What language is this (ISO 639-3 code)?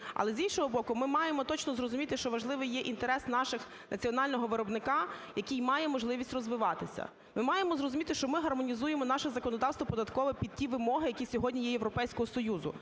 ukr